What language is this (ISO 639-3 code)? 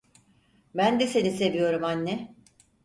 tur